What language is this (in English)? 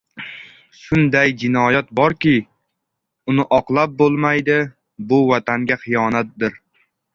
Uzbek